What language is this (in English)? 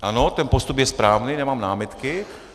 Czech